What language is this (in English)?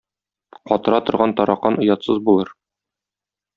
Tatar